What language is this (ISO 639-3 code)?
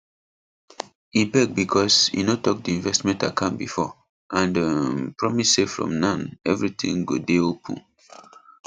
pcm